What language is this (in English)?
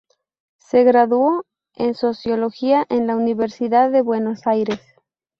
Spanish